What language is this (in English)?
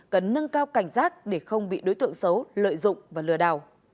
Vietnamese